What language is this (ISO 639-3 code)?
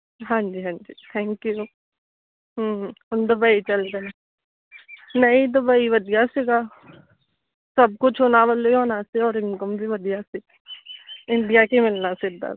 pan